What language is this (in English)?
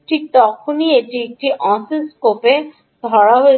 Bangla